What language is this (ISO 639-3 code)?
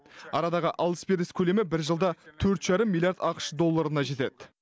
kaz